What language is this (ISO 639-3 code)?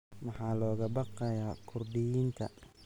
som